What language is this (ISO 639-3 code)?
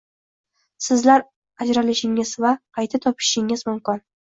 uzb